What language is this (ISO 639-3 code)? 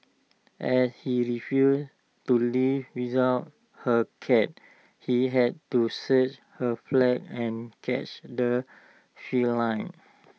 eng